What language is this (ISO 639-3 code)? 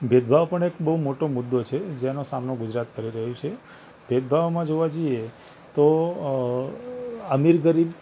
guj